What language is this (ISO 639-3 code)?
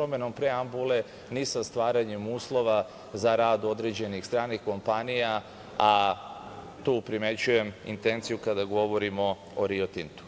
srp